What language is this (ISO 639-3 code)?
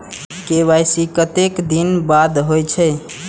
mai